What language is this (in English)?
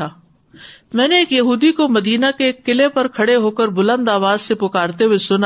Urdu